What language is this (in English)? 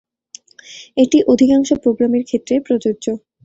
Bangla